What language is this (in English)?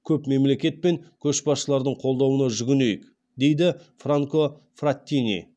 Kazakh